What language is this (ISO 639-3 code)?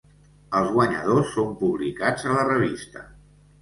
cat